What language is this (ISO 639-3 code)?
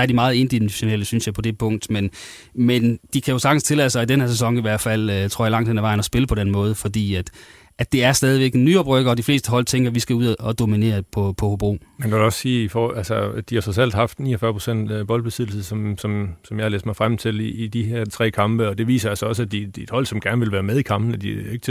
dan